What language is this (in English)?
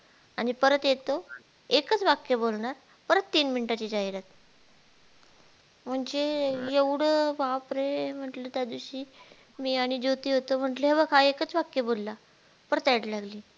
Marathi